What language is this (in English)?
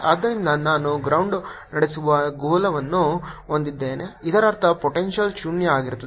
Kannada